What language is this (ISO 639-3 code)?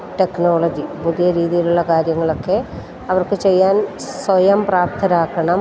mal